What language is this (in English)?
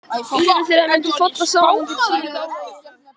Icelandic